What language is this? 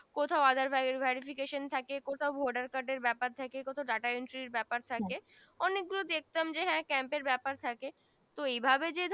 Bangla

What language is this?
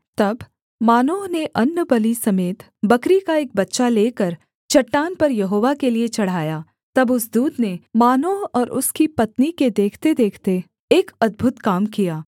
Hindi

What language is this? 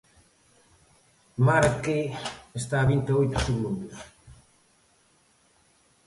Galician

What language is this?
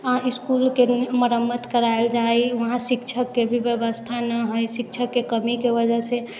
Maithili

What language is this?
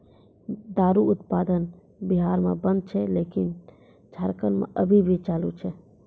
Maithili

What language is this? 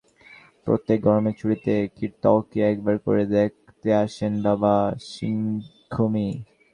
Bangla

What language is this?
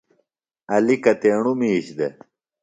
Phalura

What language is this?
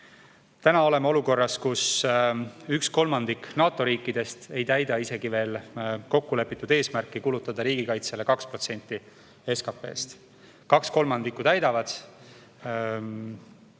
Estonian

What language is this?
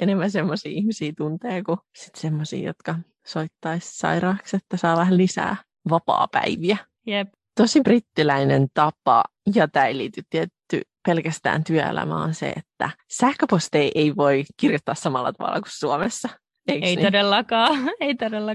Finnish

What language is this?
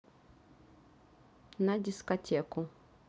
Russian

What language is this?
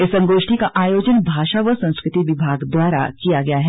Hindi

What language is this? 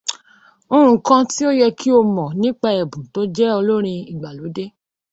Yoruba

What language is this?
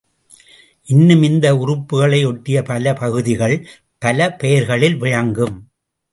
Tamil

